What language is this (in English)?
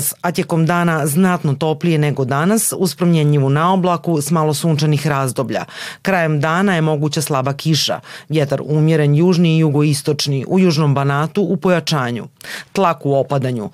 Croatian